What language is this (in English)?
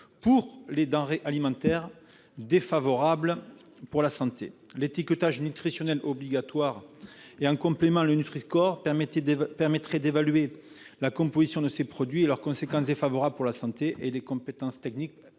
French